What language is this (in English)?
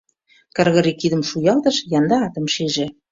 Mari